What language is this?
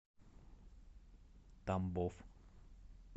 Russian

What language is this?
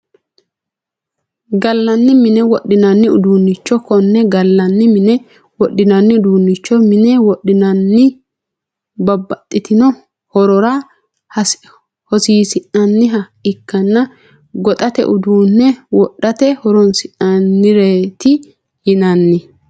Sidamo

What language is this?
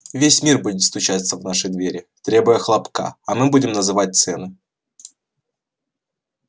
Russian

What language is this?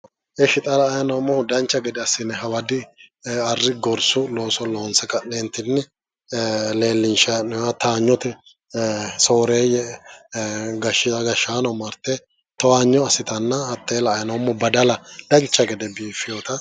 Sidamo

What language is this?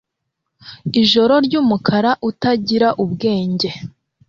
Kinyarwanda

